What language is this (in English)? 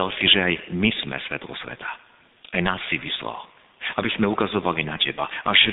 Slovak